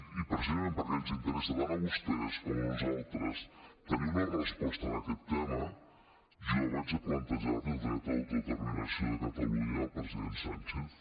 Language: Catalan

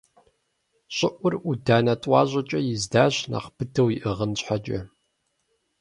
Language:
Kabardian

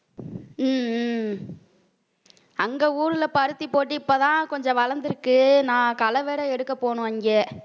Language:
Tamil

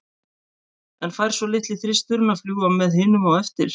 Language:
Icelandic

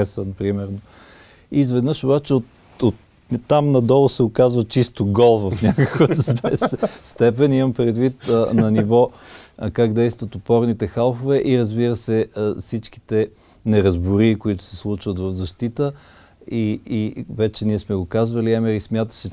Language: Bulgarian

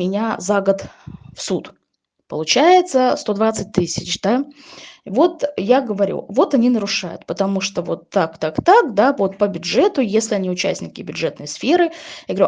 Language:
Russian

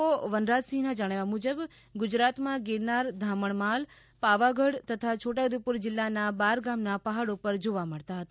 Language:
Gujarati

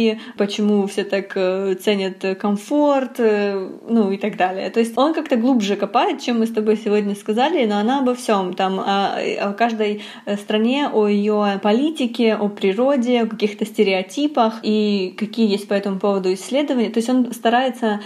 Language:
Russian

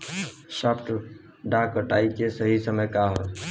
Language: Bhojpuri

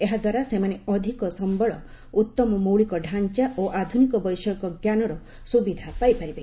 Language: Odia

